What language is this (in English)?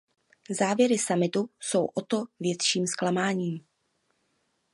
Czech